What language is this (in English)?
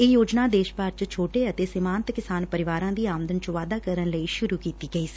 Punjabi